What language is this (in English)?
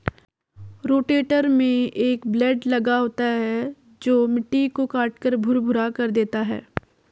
Hindi